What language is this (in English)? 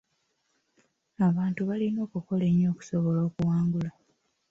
Ganda